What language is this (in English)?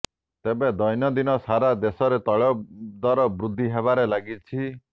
Odia